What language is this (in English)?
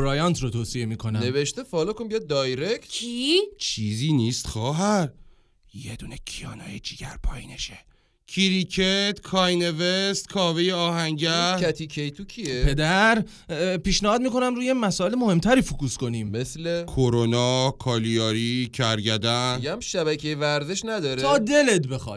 Persian